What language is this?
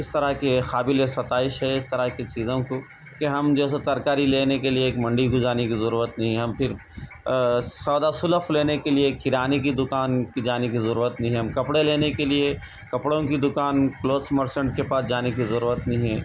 Urdu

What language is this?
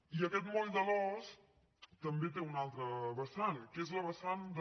Catalan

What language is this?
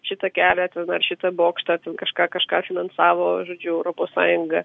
Lithuanian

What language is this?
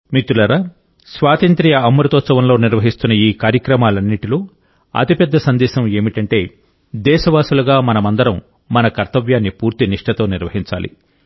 Telugu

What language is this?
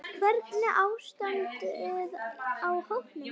Icelandic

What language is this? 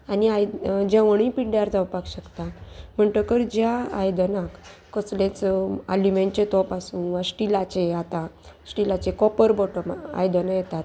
Konkani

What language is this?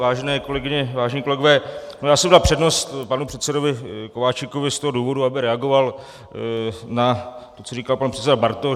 Czech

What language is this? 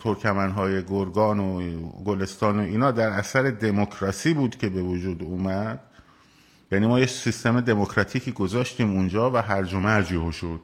Persian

